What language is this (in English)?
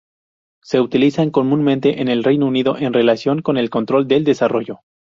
Spanish